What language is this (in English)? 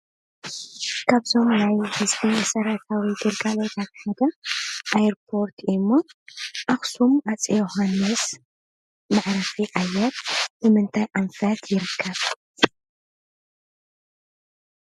Tigrinya